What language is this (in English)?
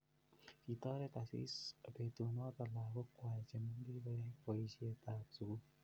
Kalenjin